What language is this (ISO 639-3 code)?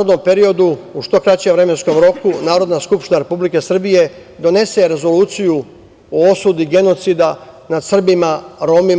srp